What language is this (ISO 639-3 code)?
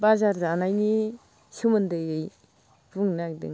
brx